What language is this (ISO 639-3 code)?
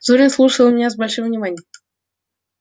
rus